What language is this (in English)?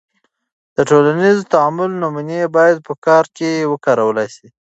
Pashto